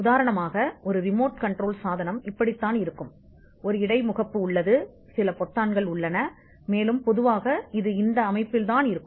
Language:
Tamil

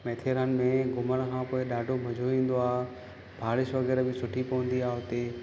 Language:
Sindhi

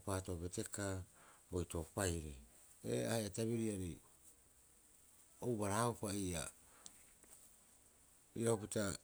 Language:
Rapoisi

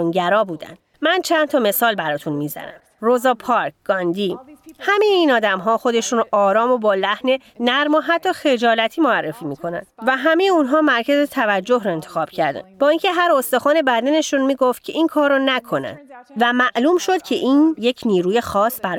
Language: Persian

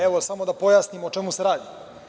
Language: Serbian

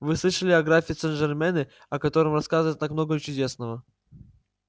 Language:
Russian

